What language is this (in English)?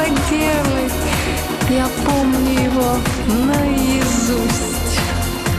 Russian